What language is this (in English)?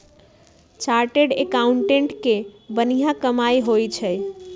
Magahi